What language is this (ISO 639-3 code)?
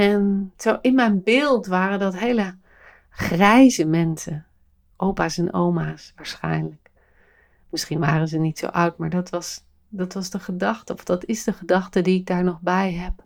nld